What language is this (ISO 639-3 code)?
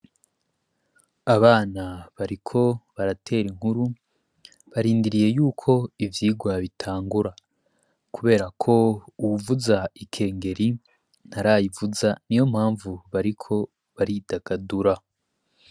run